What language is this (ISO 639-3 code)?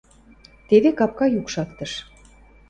mrj